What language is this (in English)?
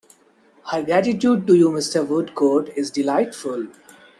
English